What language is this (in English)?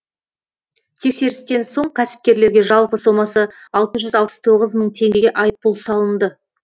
Kazakh